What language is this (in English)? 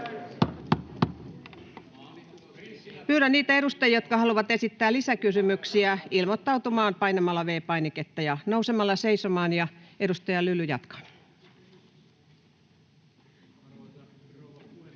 Finnish